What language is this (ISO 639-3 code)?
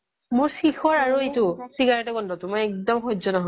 asm